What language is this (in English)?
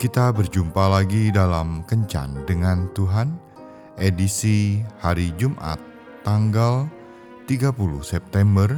Indonesian